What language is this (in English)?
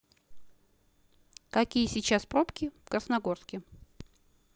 Russian